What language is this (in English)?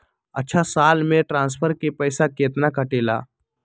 Magahi